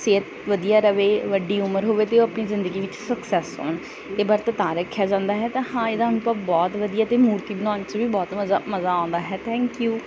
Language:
Punjabi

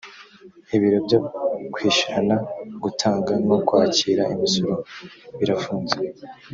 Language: Kinyarwanda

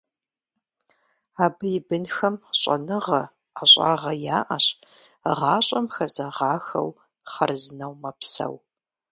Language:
Kabardian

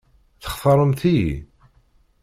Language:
Kabyle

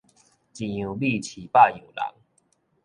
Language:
Min Nan Chinese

